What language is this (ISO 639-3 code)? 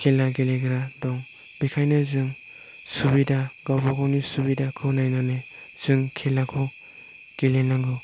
brx